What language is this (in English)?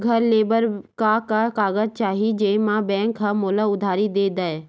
Chhattisgarhi